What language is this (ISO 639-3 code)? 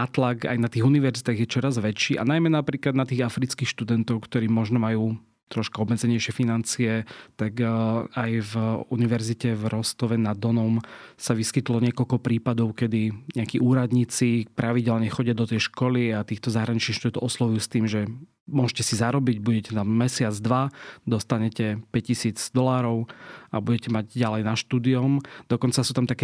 slk